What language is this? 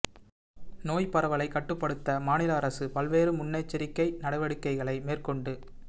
Tamil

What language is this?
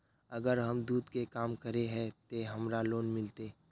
Magahi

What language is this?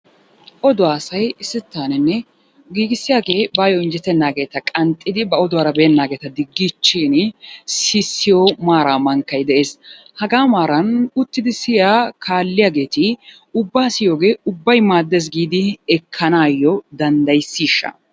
Wolaytta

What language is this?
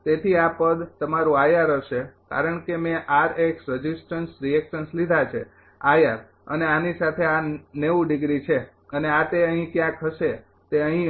Gujarati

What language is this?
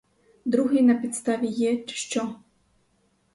Ukrainian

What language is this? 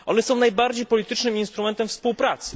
Polish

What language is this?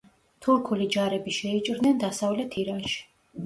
Georgian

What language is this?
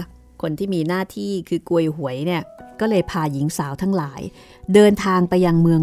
Thai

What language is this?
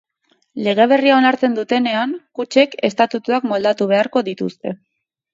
Basque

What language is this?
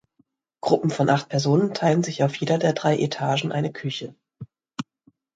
German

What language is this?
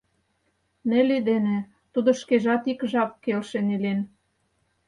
Mari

